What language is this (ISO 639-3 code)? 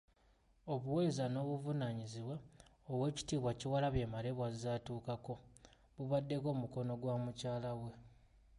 lug